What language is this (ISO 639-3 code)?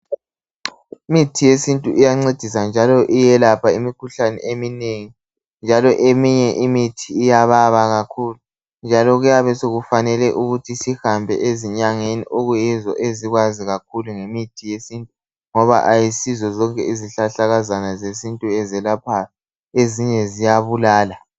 nde